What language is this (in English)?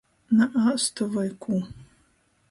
Latgalian